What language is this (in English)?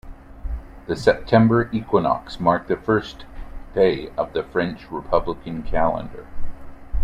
English